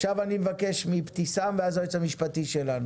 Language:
Hebrew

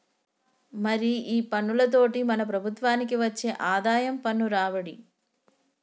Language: Telugu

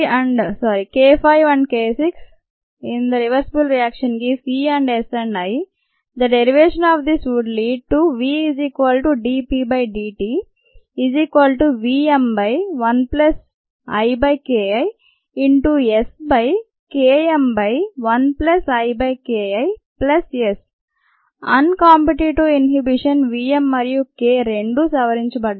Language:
Telugu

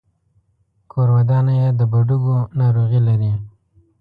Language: Pashto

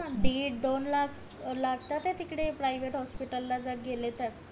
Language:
Marathi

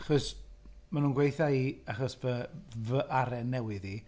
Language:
Welsh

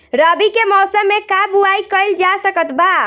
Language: Bhojpuri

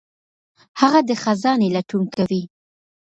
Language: Pashto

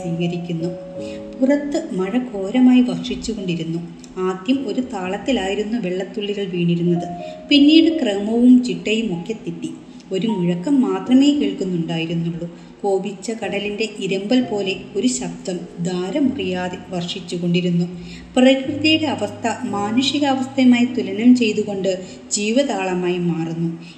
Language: Malayalam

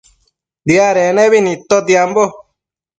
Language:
Matsés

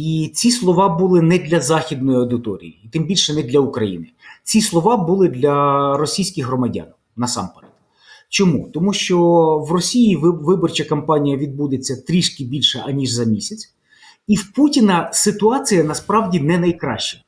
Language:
Ukrainian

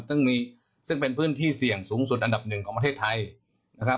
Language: Thai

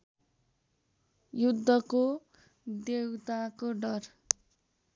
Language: Nepali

